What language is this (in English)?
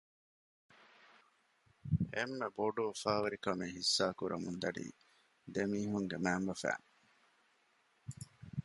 Divehi